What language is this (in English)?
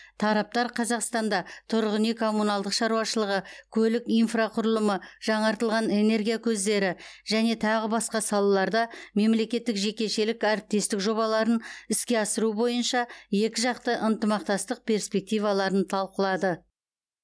Kazakh